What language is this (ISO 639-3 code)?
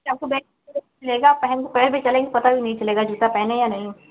hin